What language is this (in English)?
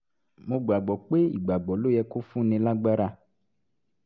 Yoruba